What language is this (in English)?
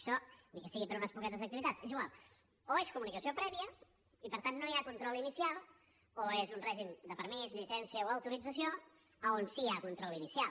Catalan